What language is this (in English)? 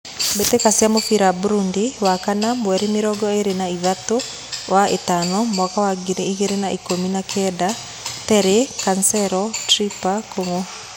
Kikuyu